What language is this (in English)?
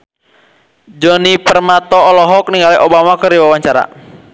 Sundanese